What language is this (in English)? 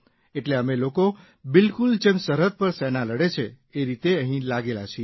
Gujarati